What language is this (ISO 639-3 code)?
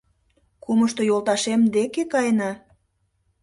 chm